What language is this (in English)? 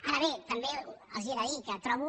Catalan